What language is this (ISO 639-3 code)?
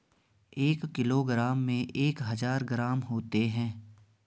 hin